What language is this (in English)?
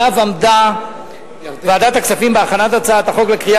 Hebrew